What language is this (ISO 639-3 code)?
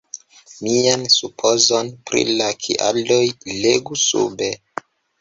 epo